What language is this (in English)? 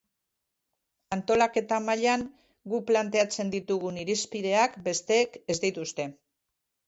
Basque